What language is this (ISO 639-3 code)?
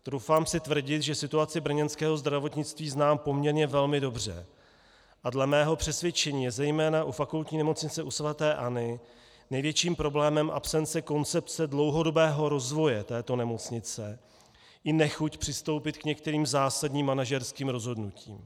ces